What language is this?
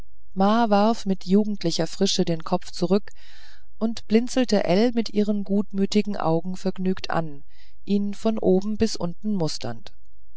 German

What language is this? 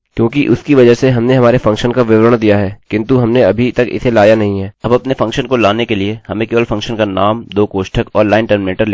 Hindi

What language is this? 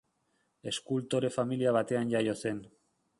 Basque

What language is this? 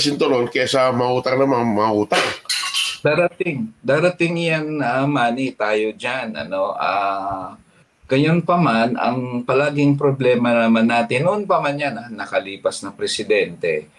Filipino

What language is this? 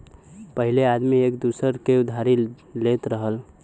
Bhojpuri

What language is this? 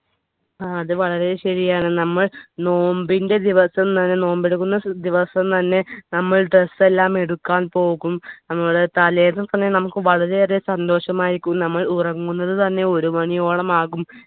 Malayalam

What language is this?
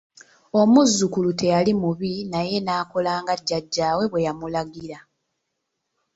Ganda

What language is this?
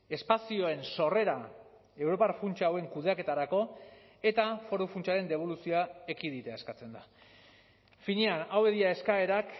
Basque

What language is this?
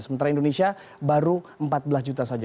Indonesian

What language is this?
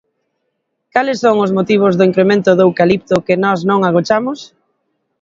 Galician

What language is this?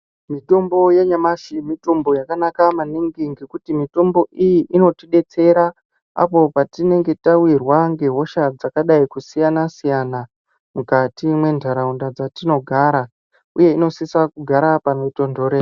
Ndau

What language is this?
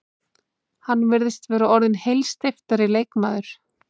Icelandic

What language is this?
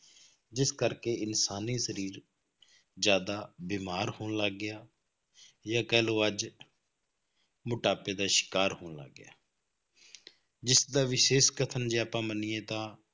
Punjabi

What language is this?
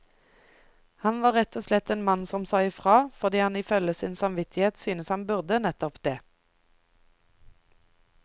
Norwegian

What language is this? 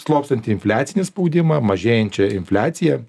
Lithuanian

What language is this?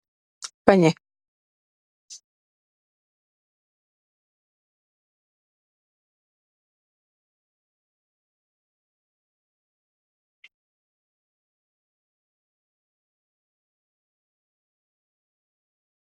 Wolof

